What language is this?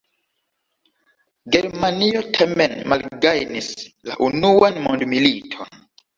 Esperanto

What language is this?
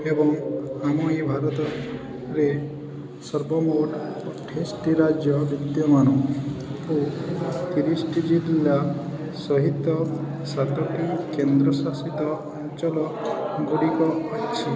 Odia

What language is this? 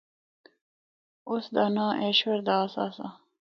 Northern Hindko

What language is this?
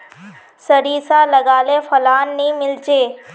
Magahi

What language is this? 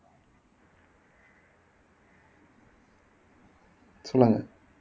Tamil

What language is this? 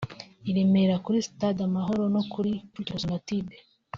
Kinyarwanda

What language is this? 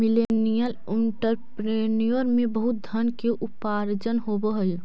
Magahi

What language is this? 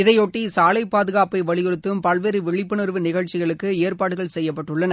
Tamil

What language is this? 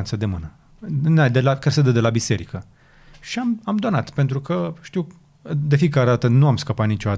Romanian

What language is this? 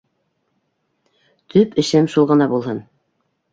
Bashkir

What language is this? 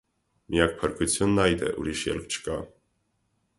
Armenian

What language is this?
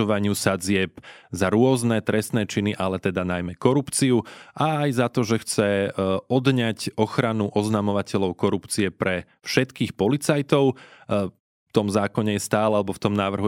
Slovak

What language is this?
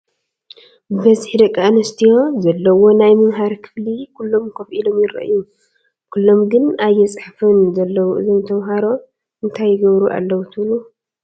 Tigrinya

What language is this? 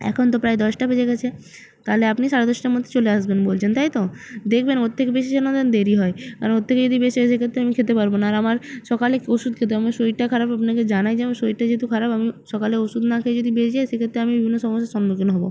Bangla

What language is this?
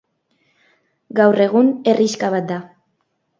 Basque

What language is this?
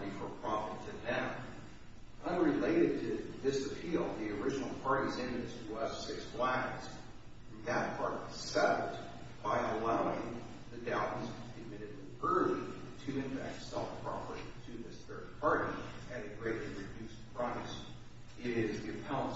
English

